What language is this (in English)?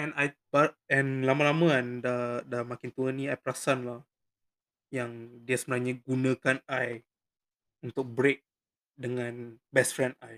Malay